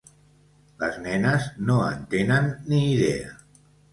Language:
Catalan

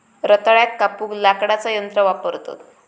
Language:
Marathi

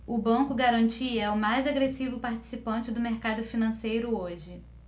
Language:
Portuguese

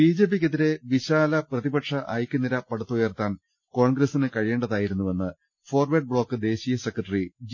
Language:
Malayalam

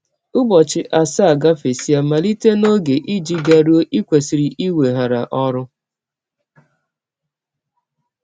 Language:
Igbo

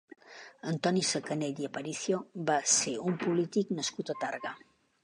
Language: Catalan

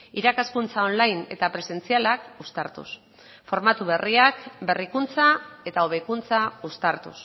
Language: Basque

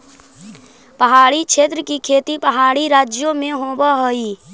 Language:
Magahi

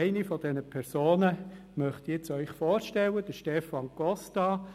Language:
Swiss German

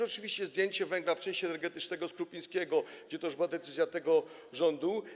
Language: Polish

